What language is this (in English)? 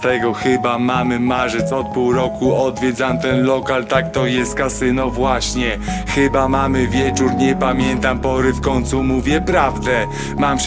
Polish